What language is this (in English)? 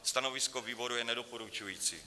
Czech